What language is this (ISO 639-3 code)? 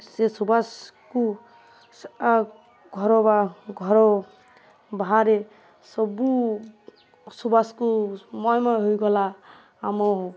ori